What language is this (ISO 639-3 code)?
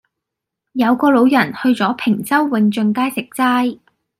yue